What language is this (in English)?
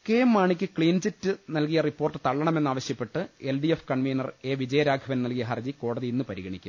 Malayalam